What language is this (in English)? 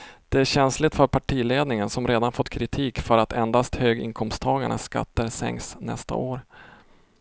Swedish